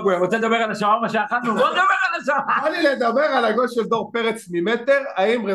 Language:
Hebrew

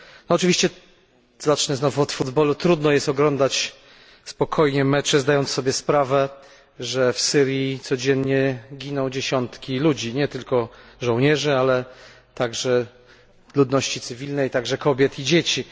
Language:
Polish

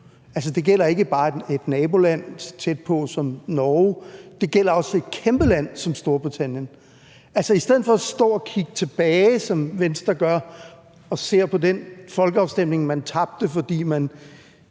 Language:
Danish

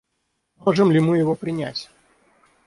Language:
Russian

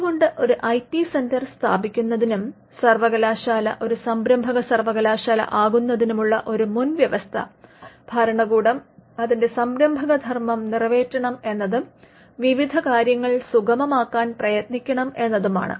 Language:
Malayalam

